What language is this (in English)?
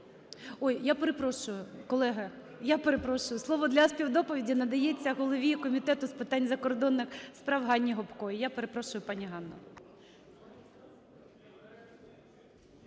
Ukrainian